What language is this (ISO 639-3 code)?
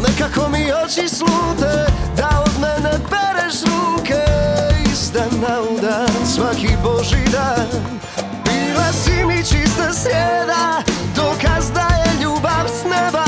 hrv